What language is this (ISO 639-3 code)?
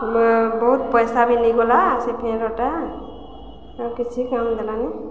ori